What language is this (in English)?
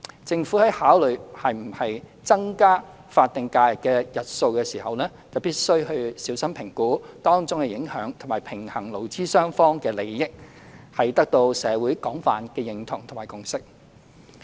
Cantonese